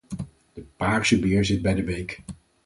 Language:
Dutch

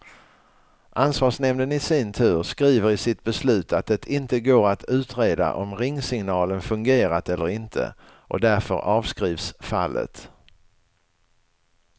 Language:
Swedish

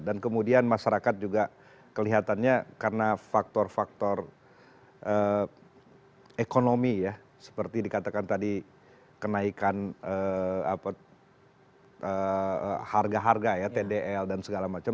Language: Indonesian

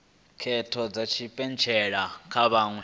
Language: Venda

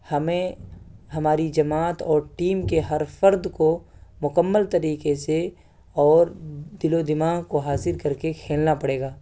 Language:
Urdu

